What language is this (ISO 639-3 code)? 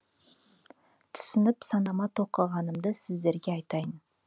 kaz